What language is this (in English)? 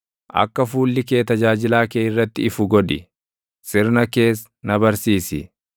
Oromo